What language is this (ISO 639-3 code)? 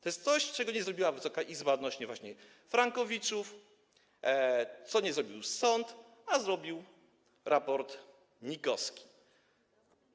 pol